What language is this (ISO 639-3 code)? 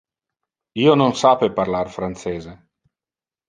ina